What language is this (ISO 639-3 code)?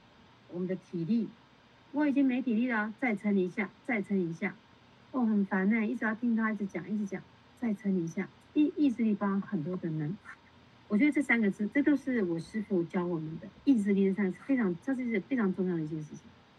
zho